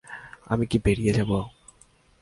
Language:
Bangla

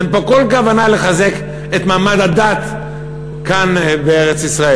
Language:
Hebrew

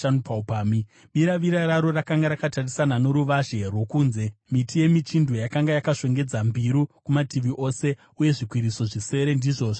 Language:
Shona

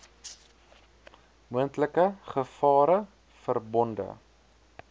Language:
Afrikaans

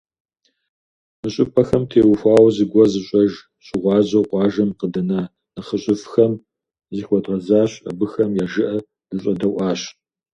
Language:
Kabardian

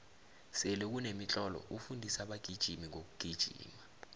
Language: South Ndebele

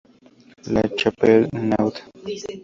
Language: Spanish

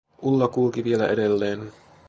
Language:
Finnish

